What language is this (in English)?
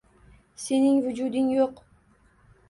Uzbek